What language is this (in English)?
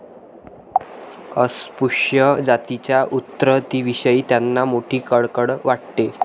Marathi